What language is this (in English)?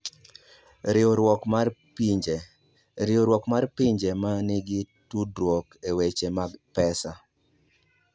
Luo (Kenya and Tanzania)